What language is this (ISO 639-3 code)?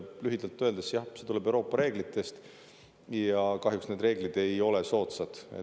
est